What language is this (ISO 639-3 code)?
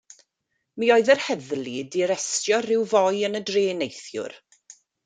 cym